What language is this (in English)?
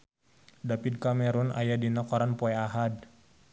Sundanese